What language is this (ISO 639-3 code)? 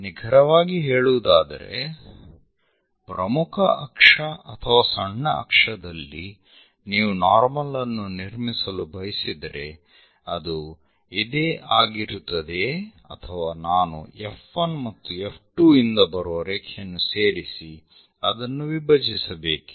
kan